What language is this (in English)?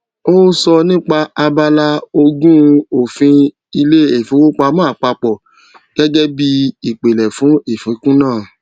Yoruba